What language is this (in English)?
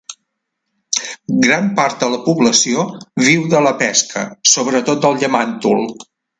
Catalan